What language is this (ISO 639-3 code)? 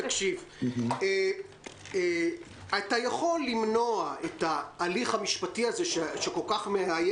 heb